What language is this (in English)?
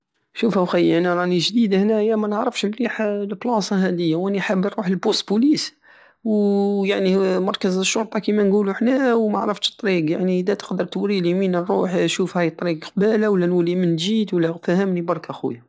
Algerian Saharan Arabic